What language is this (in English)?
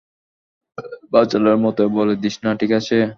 Bangla